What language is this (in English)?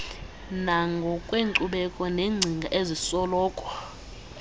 Xhosa